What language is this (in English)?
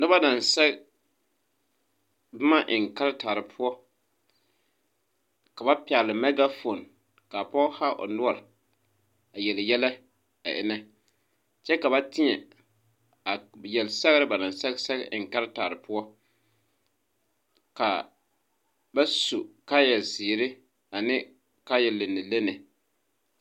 Southern Dagaare